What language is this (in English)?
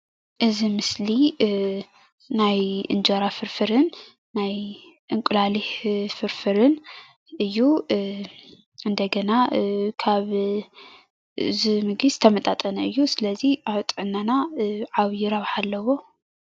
Tigrinya